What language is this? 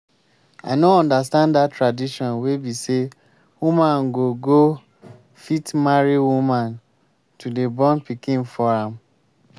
Nigerian Pidgin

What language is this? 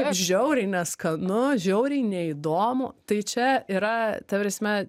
Lithuanian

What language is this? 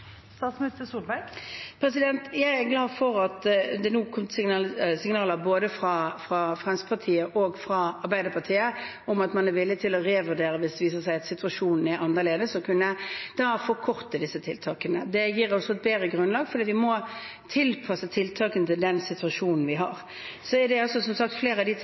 Norwegian Bokmål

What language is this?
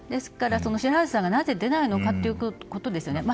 Japanese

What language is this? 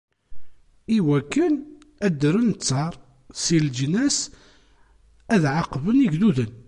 Kabyle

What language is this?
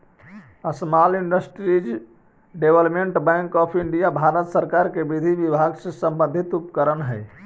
Magahi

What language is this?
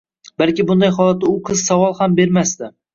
Uzbek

